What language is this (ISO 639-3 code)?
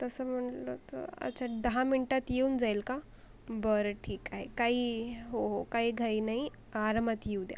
mar